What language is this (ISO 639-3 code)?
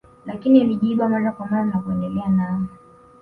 swa